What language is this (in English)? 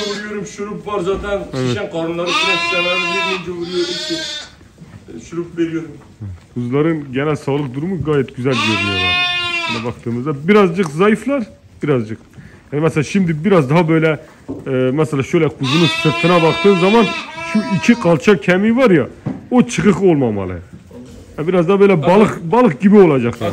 Turkish